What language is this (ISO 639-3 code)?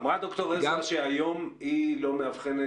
heb